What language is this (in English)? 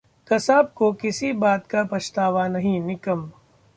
Hindi